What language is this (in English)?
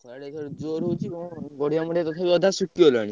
Odia